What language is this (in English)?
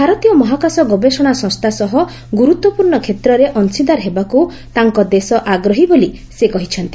Odia